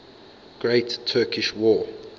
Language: English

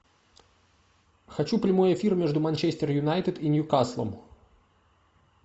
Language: Russian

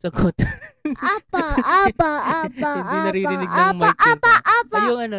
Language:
Filipino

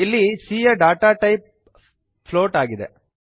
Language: Kannada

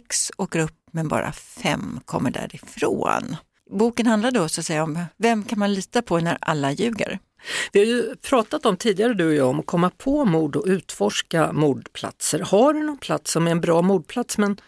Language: Swedish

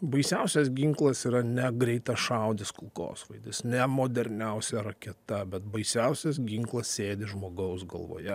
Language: Lithuanian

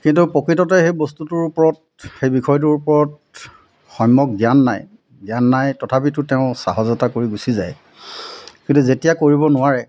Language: Assamese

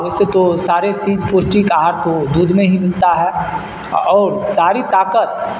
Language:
Urdu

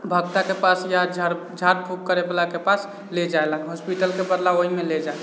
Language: Maithili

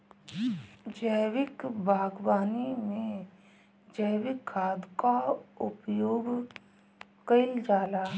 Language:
Bhojpuri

